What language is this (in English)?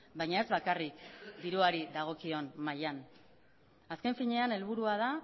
Basque